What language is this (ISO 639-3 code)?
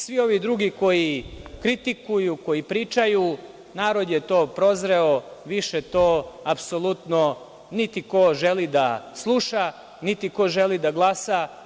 srp